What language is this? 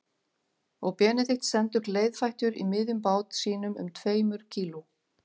Icelandic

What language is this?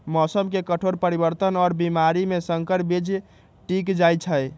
Magahi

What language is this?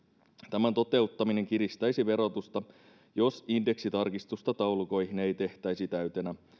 Finnish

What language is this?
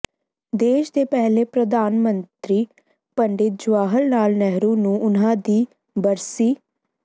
Punjabi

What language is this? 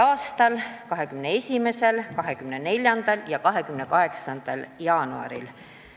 Estonian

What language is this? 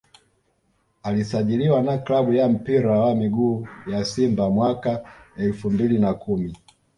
Swahili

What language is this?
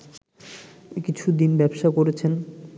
Bangla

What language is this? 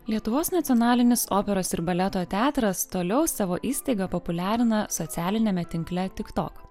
Lithuanian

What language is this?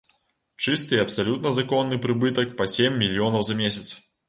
Belarusian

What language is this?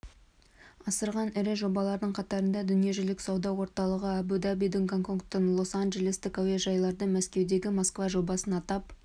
Kazakh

